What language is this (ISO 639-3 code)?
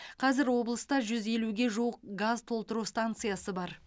kaz